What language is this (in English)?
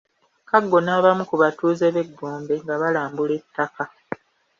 Ganda